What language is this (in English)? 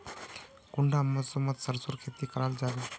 Magahi